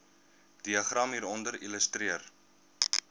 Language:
Afrikaans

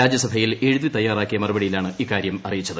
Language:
Malayalam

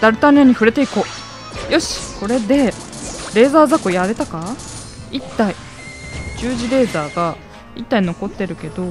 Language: Japanese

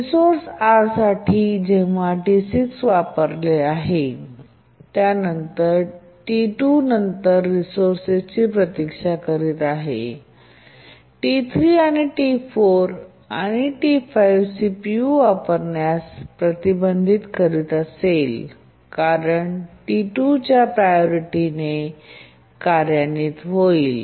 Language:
Marathi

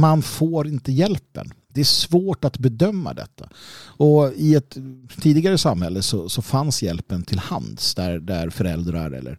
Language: Swedish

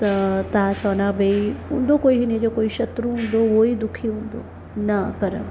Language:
Sindhi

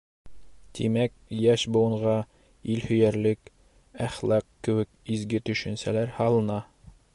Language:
Bashkir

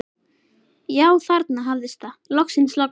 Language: Icelandic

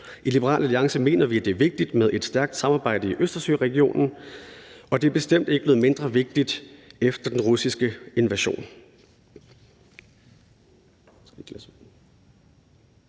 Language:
Danish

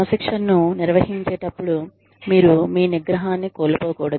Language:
Telugu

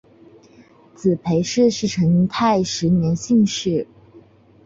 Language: Chinese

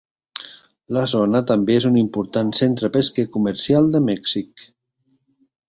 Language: Catalan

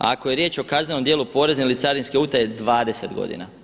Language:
Croatian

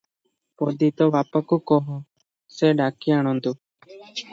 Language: Odia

